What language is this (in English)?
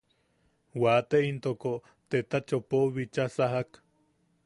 Yaqui